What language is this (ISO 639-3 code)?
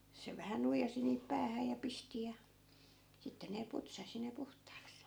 fin